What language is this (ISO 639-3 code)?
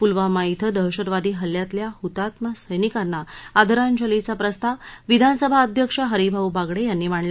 mar